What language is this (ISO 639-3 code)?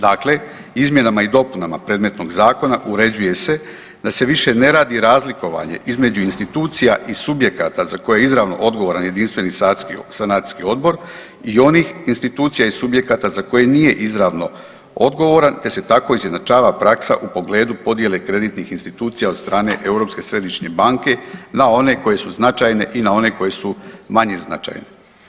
hrv